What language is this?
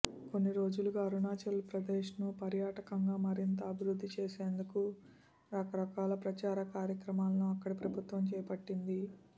Telugu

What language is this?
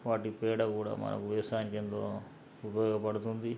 Telugu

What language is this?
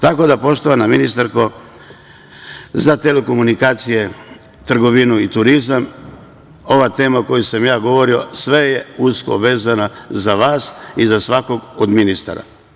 Serbian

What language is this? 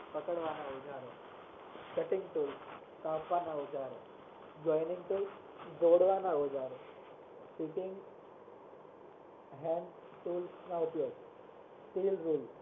Gujarati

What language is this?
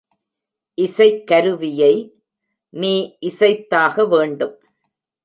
Tamil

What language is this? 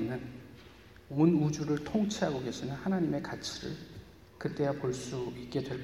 Korean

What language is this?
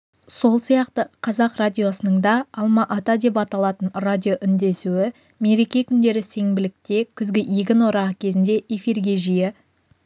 Kazakh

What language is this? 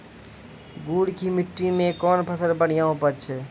Maithili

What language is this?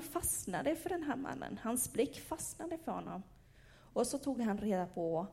Swedish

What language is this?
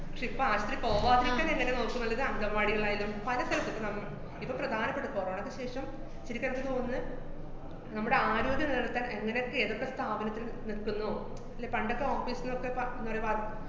Malayalam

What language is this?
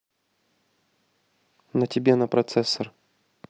Russian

